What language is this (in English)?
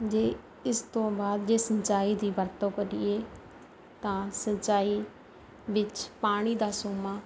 Punjabi